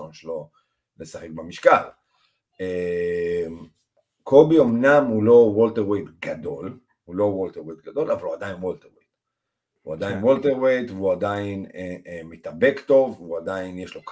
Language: Hebrew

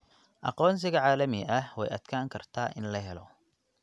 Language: Somali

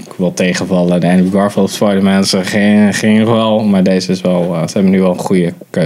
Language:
Dutch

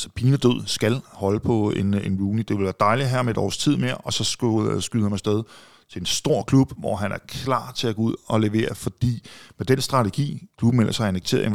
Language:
Danish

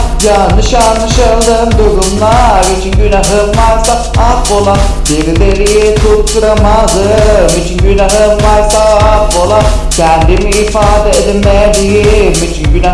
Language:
Turkish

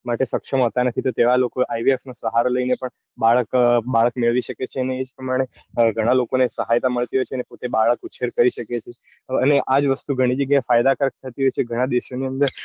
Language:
Gujarati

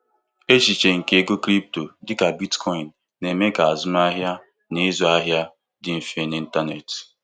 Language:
Igbo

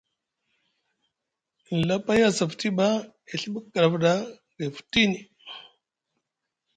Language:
Musgu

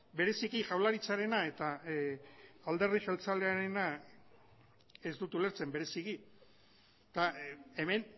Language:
Basque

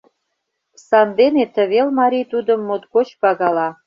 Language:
Mari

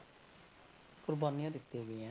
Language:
Punjabi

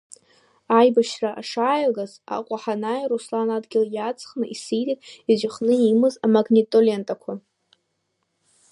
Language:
Abkhazian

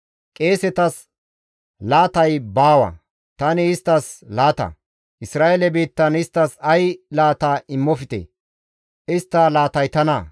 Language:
Gamo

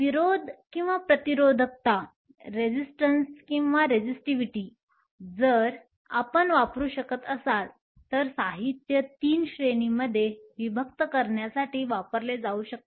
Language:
Marathi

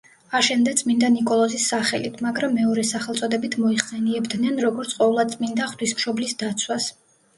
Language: Georgian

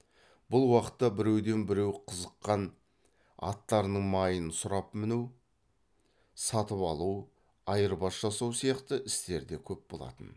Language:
Kazakh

